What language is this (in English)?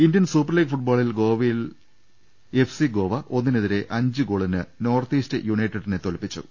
Malayalam